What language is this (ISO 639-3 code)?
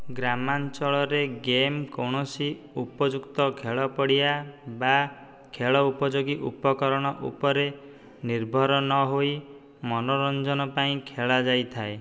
ori